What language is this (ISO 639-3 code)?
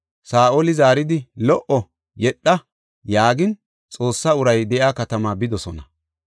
gof